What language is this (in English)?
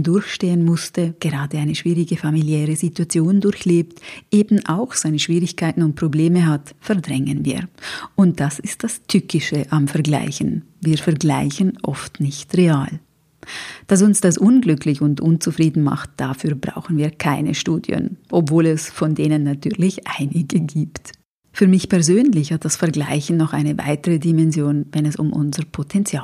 German